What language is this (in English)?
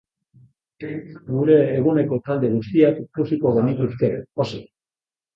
Basque